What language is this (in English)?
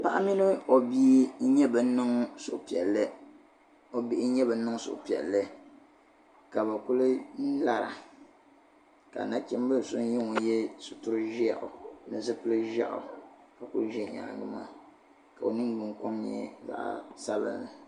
Dagbani